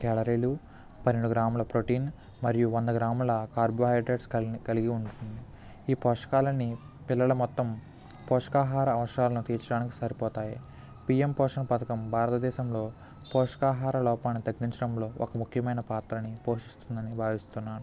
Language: Telugu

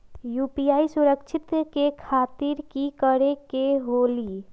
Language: Magahi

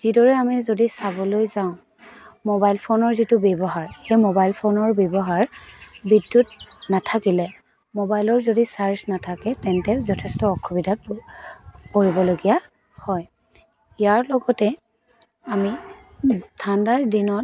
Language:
Assamese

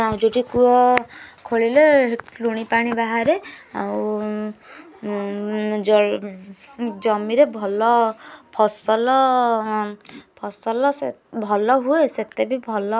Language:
Odia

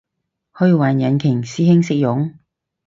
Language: Cantonese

